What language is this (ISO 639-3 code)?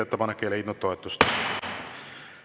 est